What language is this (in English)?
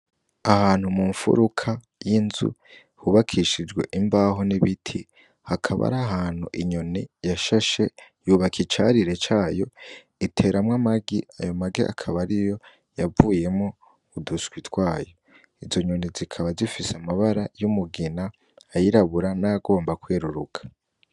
Rundi